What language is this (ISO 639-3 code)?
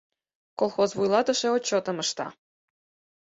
chm